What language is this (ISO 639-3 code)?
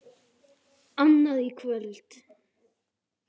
isl